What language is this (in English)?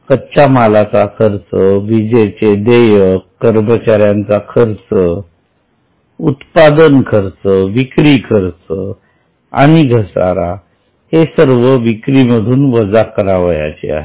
Marathi